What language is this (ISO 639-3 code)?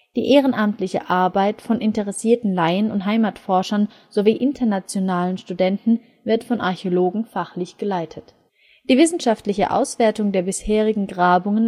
deu